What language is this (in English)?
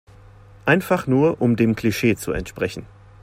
German